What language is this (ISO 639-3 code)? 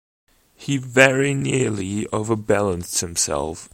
eng